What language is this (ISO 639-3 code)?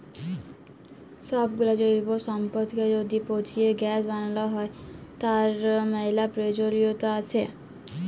ben